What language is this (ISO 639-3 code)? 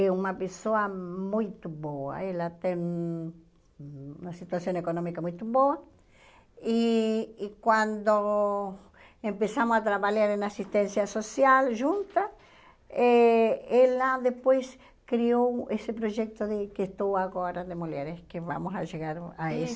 por